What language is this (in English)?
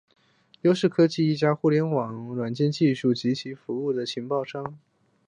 Chinese